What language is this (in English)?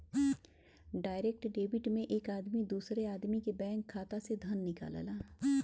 Bhojpuri